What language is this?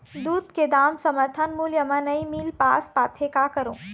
Chhattisgarhi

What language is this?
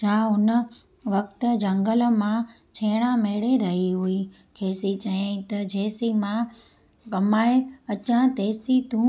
Sindhi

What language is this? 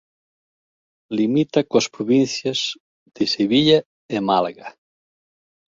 Galician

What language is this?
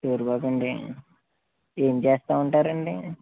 Telugu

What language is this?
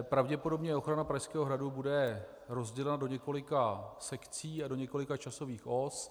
Czech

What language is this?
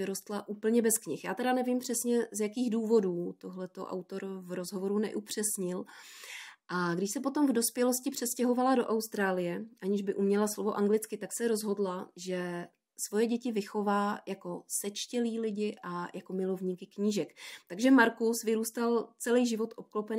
Czech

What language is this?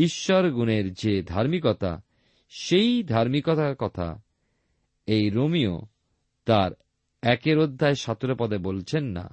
Bangla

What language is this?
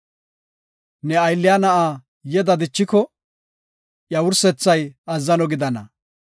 Gofa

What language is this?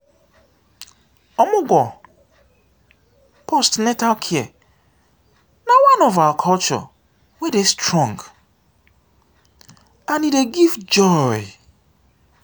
Nigerian Pidgin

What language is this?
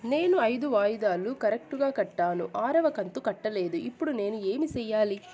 Telugu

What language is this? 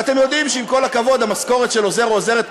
Hebrew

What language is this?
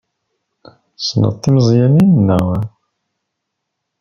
Kabyle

